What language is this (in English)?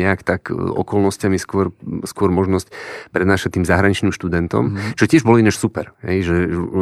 Slovak